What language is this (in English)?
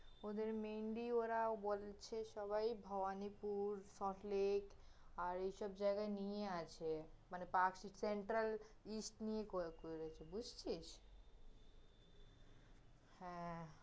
Bangla